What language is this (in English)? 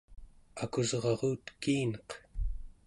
Central Yupik